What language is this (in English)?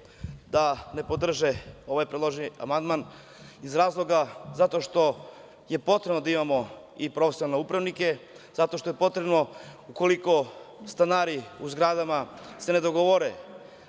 Serbian